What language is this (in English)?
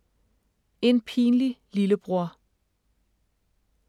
Danish